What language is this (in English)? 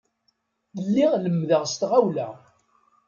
Kabyle